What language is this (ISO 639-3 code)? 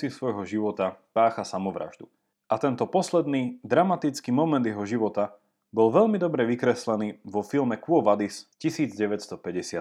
slk